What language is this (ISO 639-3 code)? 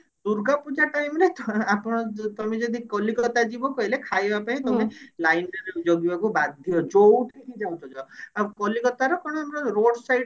ori